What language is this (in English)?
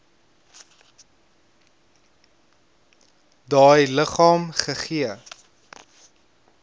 Afrikaans